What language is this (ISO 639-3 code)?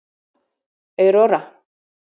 isl